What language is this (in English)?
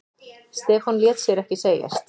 Icelandic